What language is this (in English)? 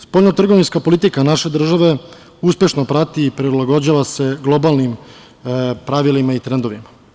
Serbian